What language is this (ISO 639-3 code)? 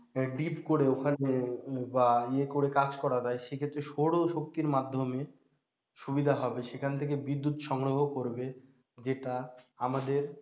ben